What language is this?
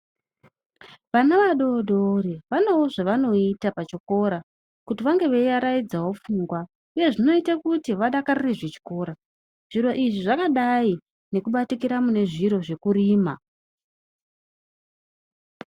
Ndau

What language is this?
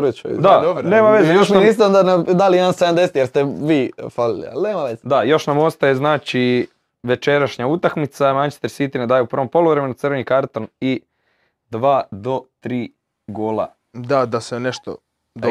Croatian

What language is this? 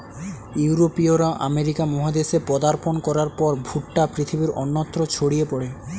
Bangla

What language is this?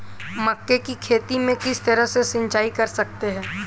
Hindi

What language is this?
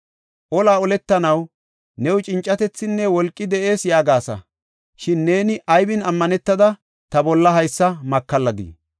Gofa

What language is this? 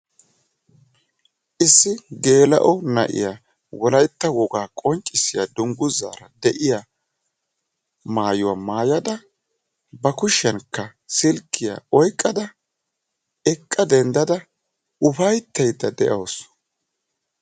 Wolaytta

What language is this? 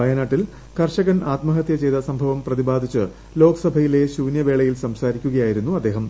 Malayalam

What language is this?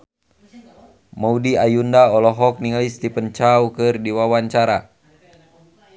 Sundanese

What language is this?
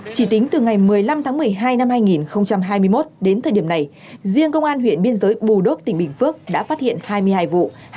Vietnamese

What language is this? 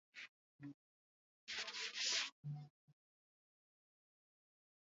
Swahili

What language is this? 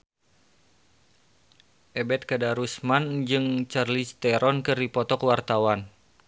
Sundanese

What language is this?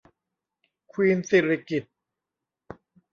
Thai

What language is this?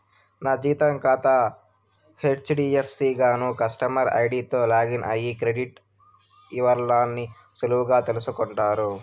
Telugu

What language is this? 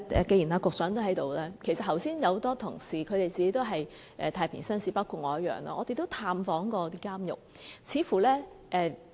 Cantonese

